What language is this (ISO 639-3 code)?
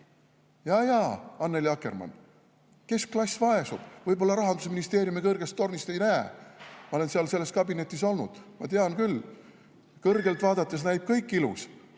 est